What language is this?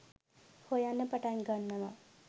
Sinhala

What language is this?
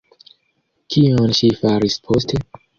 Esperanto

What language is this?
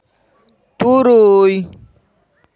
Santali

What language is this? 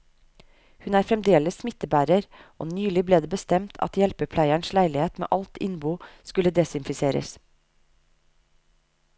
Norwegian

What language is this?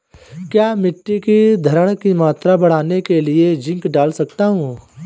Hindi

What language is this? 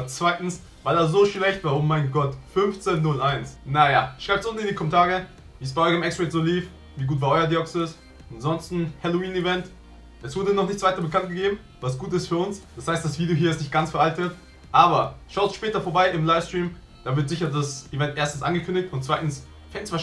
German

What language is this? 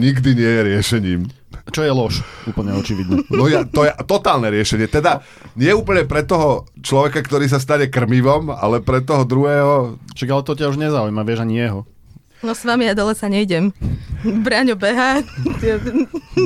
Slovak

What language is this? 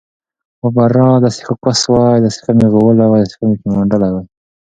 Pashto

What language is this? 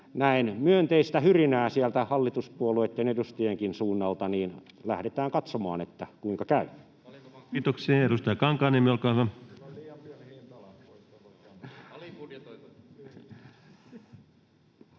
Finnish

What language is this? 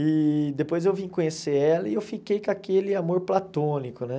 Portuguese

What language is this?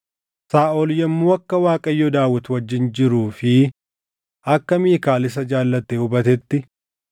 Oromo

